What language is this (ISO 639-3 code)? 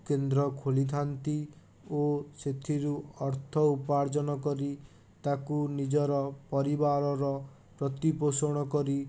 ori